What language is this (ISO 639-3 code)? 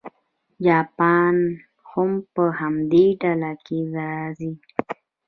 pus